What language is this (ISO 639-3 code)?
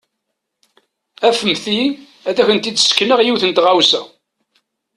kab